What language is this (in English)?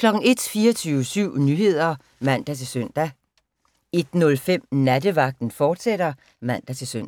Danish